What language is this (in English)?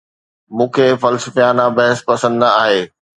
Sindhi